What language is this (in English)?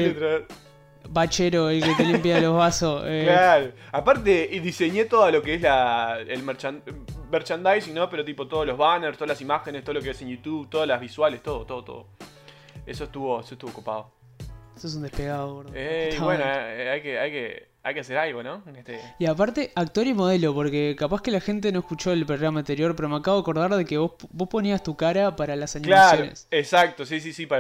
Spanish